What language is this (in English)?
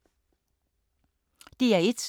Danish